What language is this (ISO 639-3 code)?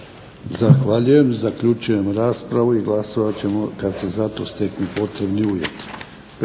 hrv